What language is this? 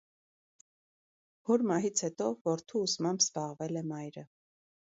Armenian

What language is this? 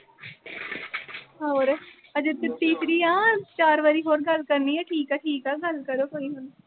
Punjabi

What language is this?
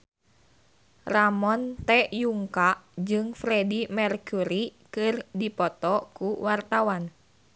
Sundanese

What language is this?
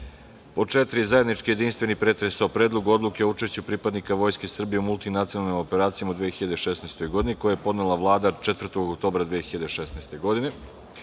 Serbian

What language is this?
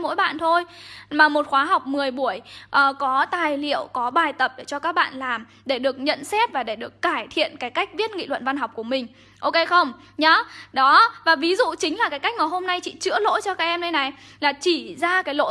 Vietnamese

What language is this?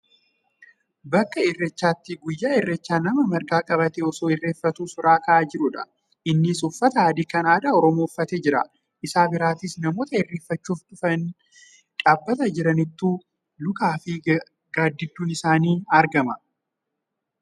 Oromo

